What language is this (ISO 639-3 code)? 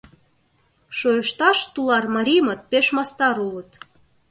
chm